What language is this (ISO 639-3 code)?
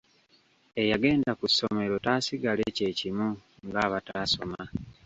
lug